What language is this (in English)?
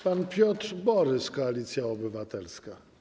Polish